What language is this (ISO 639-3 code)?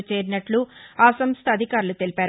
tel